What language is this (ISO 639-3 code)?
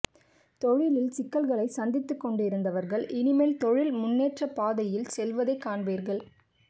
tam